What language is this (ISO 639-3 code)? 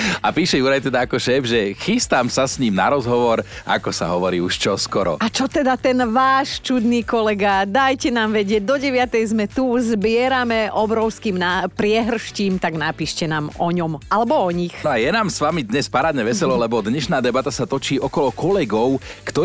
slk